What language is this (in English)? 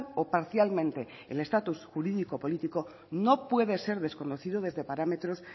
Spanish